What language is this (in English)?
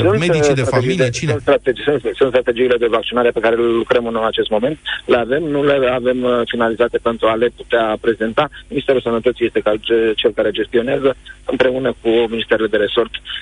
Romanian